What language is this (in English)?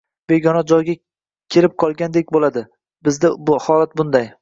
Uzbek